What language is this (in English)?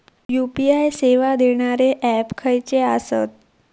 Marathi